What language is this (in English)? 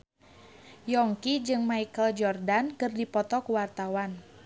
Sundanese